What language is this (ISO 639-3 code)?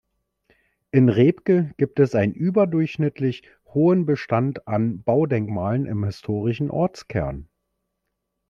deu